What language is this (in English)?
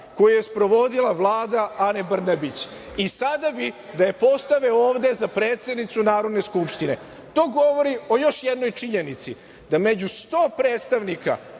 Serbian